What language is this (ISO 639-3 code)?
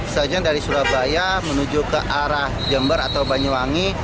ind